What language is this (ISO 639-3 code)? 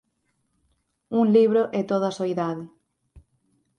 glg